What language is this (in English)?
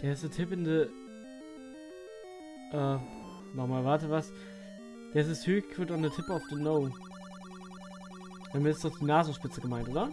German